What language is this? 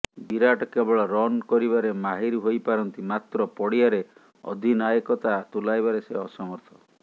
Odia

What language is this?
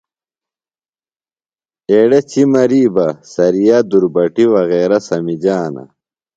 Phalura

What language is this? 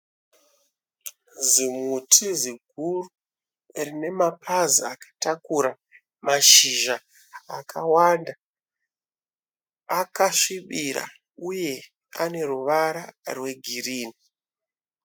Shona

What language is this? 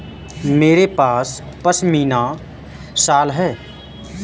Hindi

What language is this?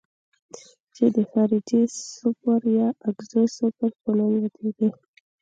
Pashto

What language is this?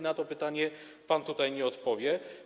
Polish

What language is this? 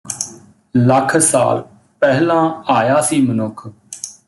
Punjabi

